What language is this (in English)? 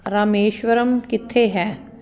Punjabi